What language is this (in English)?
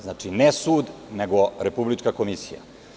Serbian